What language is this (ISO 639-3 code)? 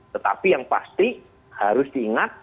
ind